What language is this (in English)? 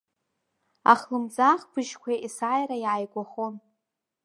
Abkhazian